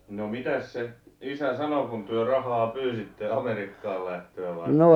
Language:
Finnish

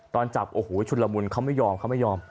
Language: Thai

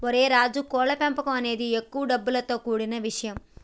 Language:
Telugu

